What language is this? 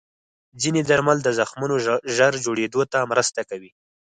Pashto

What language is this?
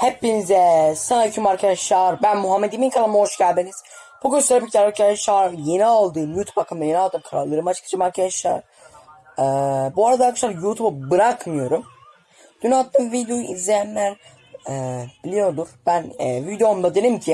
Turkish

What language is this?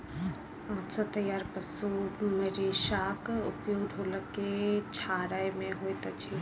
Maithili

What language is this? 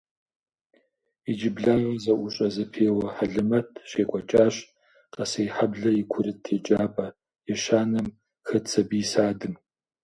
Kabardian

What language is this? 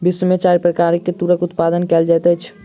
Maithili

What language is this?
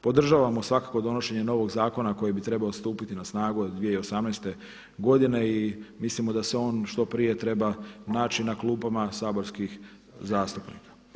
Croatian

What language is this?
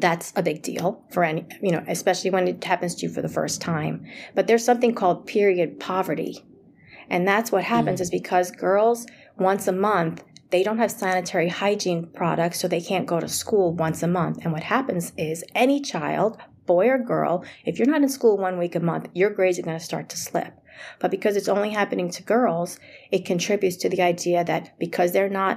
English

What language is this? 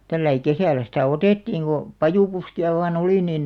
Finnish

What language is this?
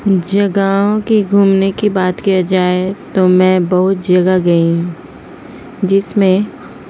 Urdu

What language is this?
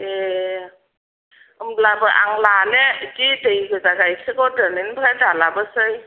Bodo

